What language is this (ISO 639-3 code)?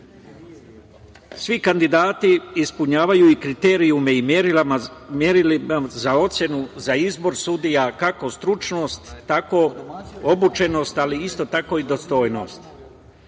srp